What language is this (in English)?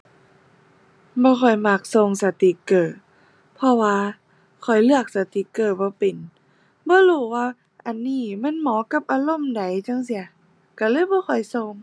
Thai